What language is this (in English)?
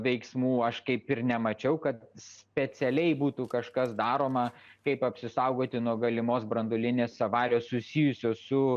Lithuanian